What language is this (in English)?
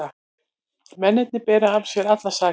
Icelandic